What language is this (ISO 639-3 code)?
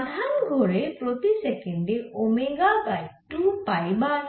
ben